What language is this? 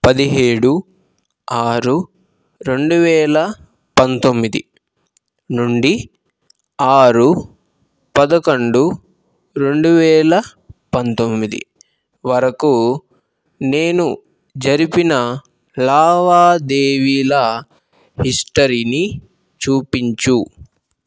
Telugu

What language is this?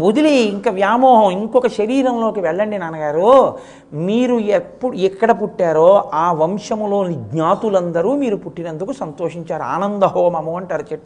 Telugu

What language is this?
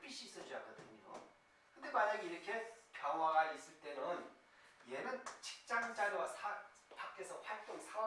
Korean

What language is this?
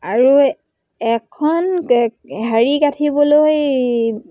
Assamese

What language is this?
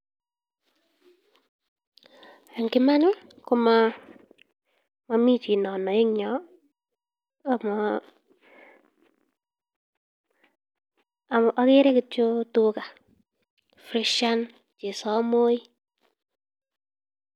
Kalenjin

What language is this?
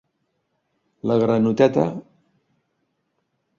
Catalan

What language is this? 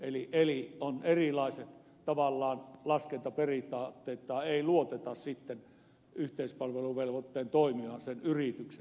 Finnish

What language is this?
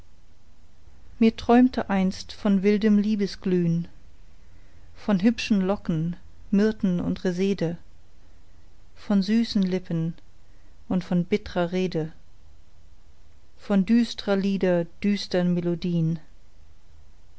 German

